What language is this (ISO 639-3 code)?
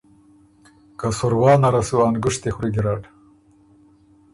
oru